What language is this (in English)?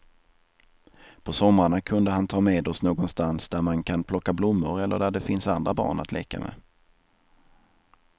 Swedish